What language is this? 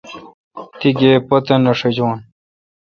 Kalkoti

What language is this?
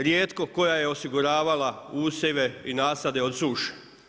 Croatian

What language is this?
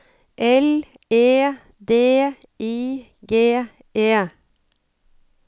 Norwegian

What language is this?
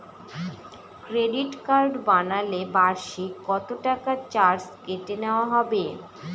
Bangla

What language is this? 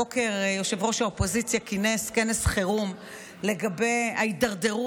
Hebrew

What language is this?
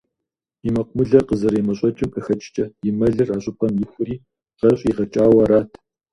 Kabardian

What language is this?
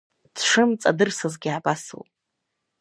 Abkhazian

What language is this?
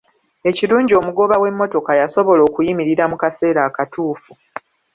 Ganda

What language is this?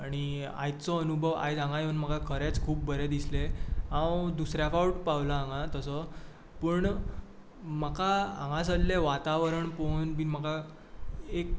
Konkani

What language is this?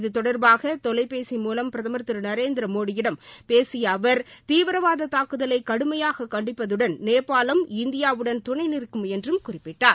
Tamil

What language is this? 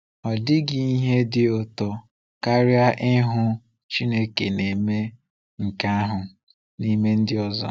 Igbo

